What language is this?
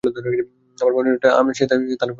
Bangla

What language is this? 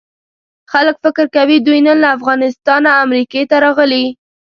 Pashto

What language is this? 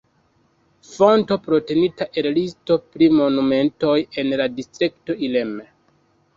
Esperanto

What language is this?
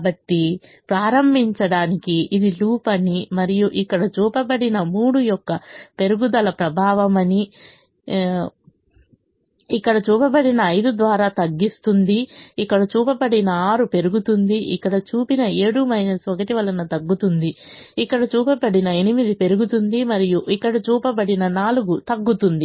Telugu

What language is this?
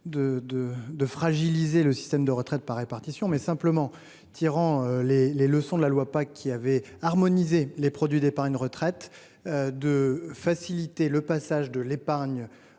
French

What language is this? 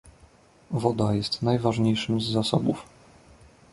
Polish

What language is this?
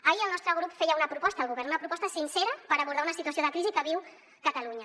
Catalan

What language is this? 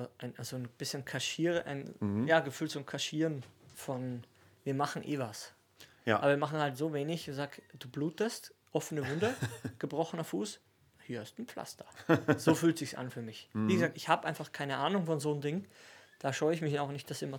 German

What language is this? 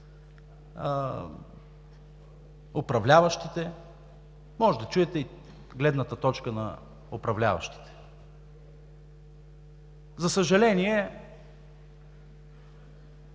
Bulgarian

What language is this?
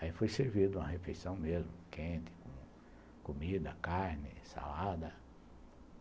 Portuguese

